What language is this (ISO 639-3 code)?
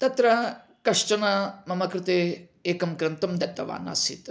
san